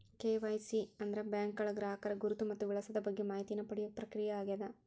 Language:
Kannada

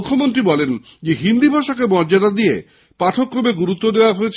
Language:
Bangla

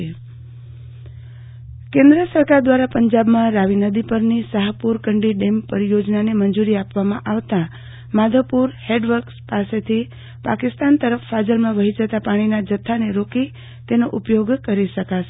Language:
Gujarati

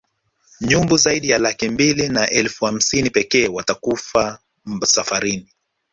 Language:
Swahili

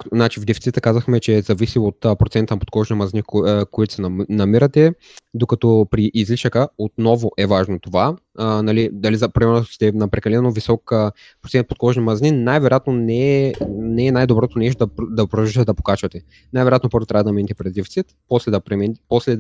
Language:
Bulgarian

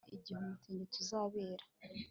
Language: Kinyarwanda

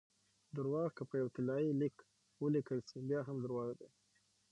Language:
Pashto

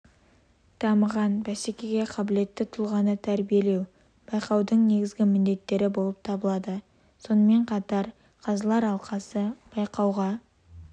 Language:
Kazakh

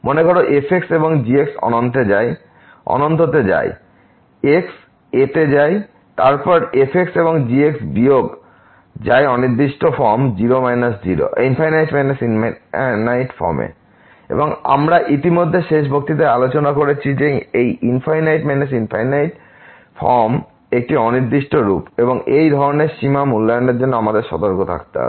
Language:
Bangla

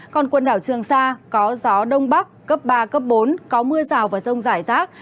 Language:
Vietnamese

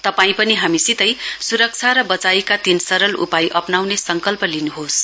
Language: Nepali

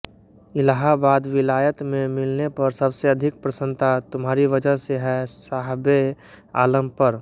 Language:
Hindi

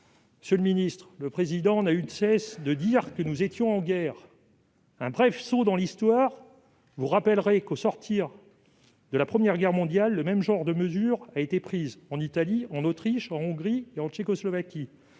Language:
French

